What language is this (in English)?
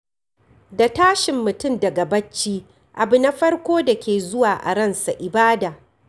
Hausa